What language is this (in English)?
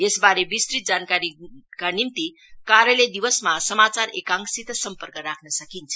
Nepali